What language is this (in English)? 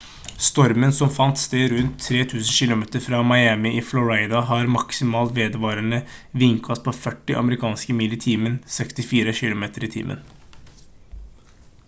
Norwegian Bokmål